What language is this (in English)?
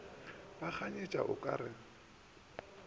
Northern Sotho